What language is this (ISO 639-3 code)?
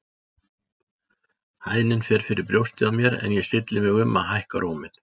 isl